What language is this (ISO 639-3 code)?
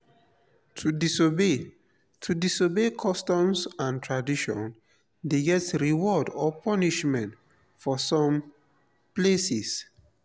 pcm